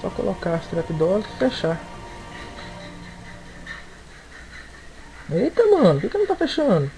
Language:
Portuguese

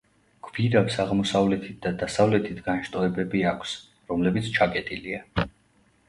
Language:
Georgian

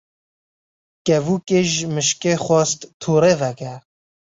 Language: Kurdish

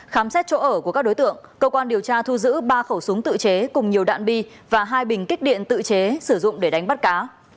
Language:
Vietnamese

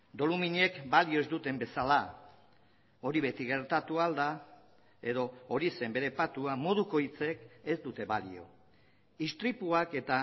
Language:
Basque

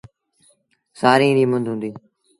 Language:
Sindhi Bhil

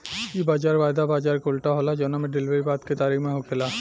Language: Bhojpuri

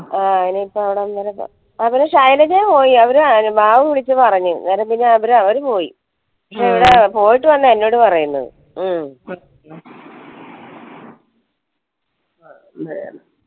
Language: Malayalam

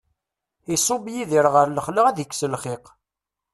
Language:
Kabyle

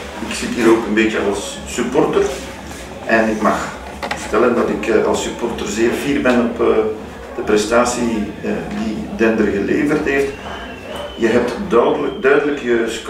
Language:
Dutch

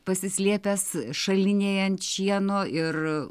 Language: Lithuanian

